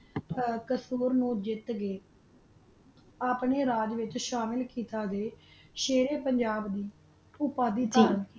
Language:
Punjabi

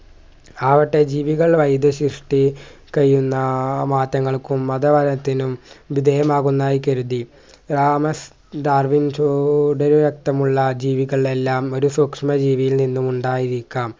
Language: Malayalam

